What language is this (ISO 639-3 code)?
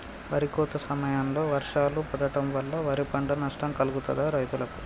tel